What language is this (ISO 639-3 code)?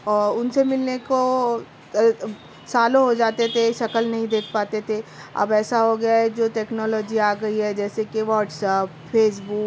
urd